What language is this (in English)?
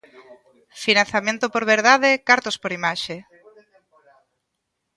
Galician